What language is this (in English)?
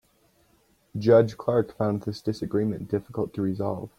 English